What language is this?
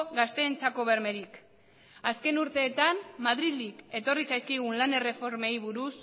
Basque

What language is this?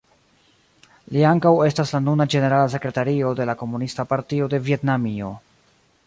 Esperanto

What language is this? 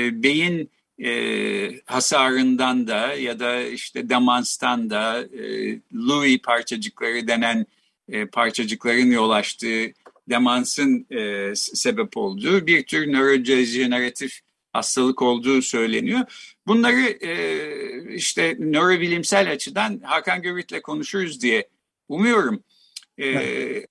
Turkish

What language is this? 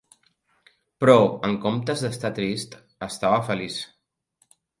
Catalan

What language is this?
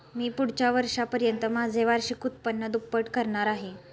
Marathi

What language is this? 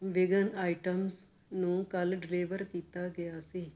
Punjabi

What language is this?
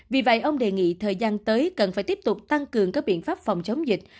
Vietnamese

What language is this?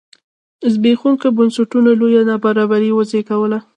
Pashto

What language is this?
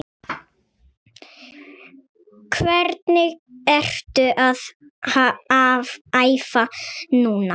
Icelandic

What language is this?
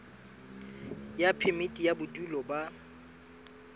Southern Sotho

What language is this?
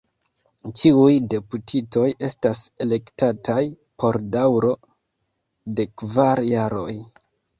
Esperanto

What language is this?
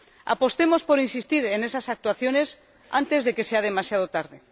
Spanish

